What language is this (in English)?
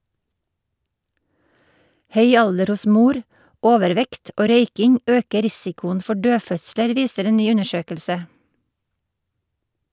Norwegian